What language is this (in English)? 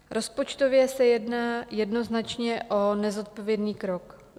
Czech